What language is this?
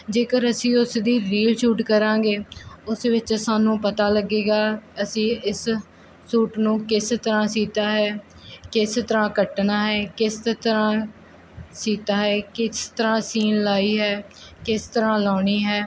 Punjabi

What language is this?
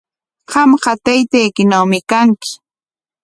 Corongo Ancash Quechua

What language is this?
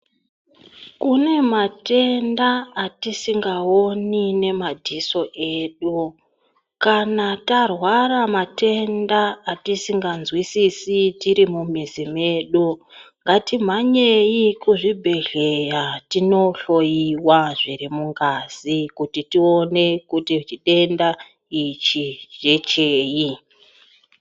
Ndau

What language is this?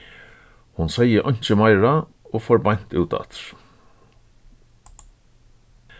Faroese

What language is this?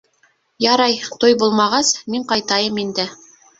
Bashkir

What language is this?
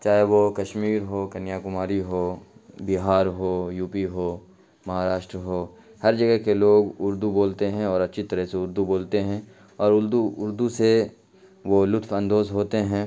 Urdu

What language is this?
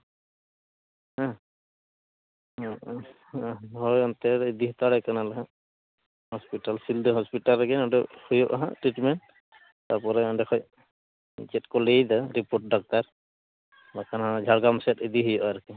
Santali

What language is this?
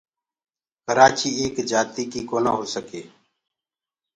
Gurgula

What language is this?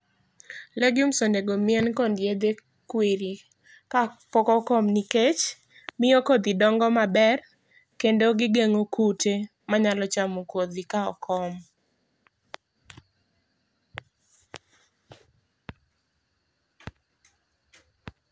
Luo (Kenya and Tanzania)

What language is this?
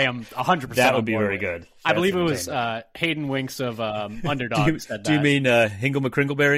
English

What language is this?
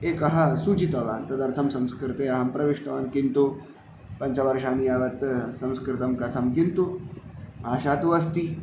Sanskrit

